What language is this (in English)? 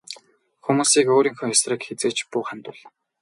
Mongolian